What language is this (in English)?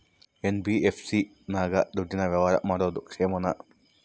Kannada